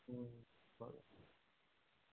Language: Konkani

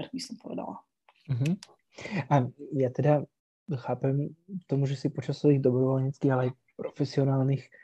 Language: Slovak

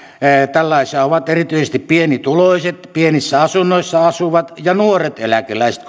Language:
Finnish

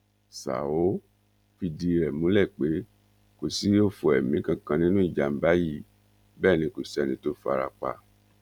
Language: Yoruba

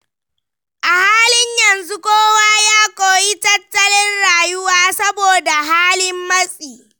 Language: Hausa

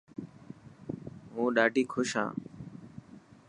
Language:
Dhatki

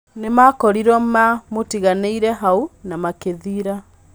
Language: Kikuyu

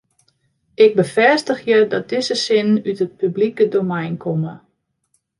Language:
Western Frisian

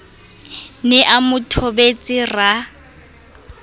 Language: Southern Sotho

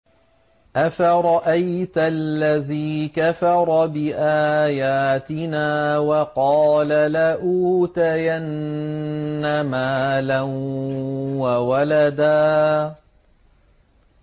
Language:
Arabic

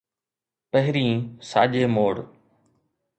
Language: Sindhi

